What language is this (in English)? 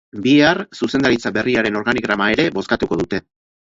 Basque